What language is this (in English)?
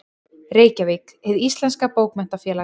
Icelandic